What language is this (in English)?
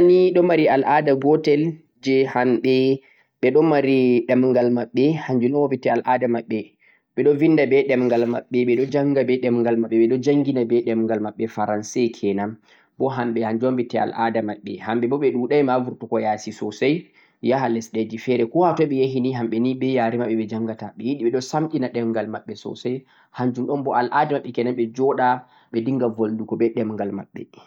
Central-Eastern Niger Fulfulde